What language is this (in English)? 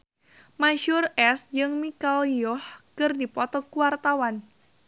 Sundanese